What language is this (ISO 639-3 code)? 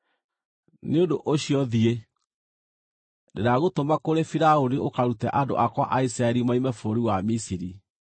kik